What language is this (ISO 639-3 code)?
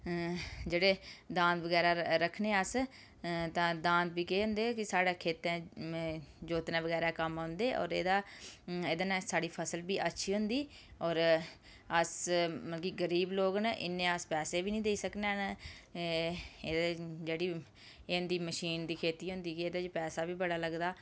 doi